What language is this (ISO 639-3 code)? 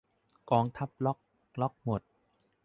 tha